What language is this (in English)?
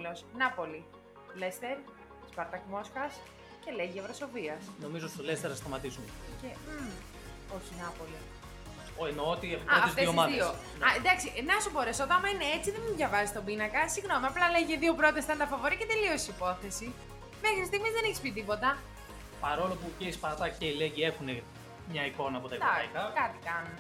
Greek